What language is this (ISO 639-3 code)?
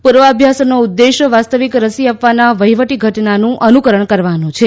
guj